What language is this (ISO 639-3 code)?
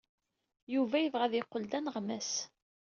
kab